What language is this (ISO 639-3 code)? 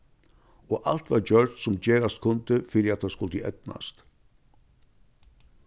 fao